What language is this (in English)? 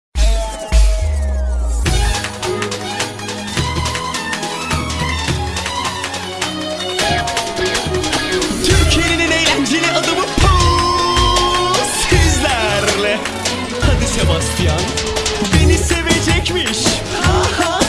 Turkish